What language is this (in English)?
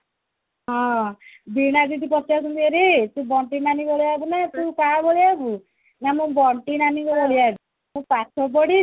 Odia